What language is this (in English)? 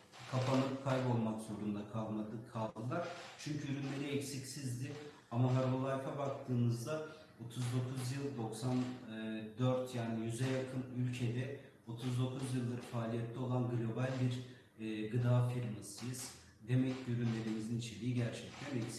Turkish